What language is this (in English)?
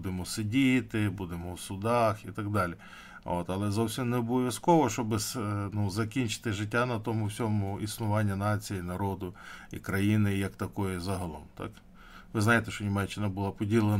Ukrainian